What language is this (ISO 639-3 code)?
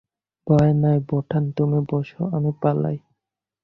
ben